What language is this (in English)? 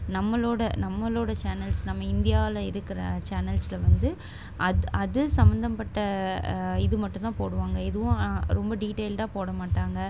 Tamil